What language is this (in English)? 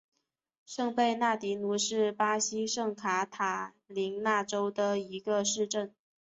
Chinese